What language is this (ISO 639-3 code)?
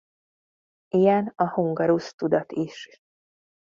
hun